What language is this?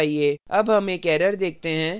Hindi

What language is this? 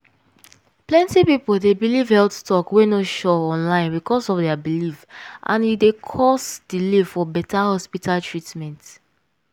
Nigerian Pidgin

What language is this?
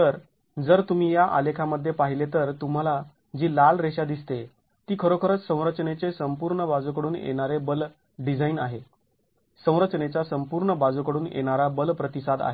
Marathi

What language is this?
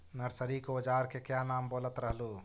Magahi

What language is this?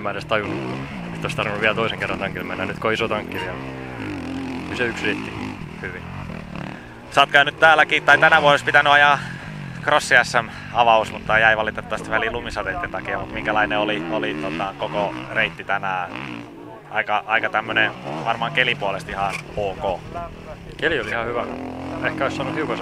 Finnish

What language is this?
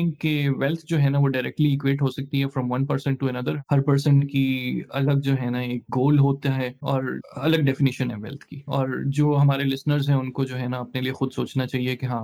Urdu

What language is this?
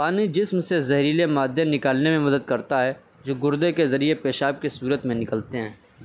Urdu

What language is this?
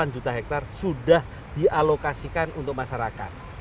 Indonesian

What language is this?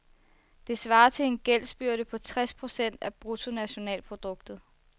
Danish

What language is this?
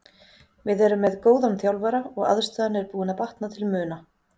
Icelandic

